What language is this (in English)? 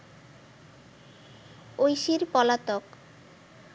Bangla